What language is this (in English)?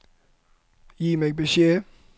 Norwegian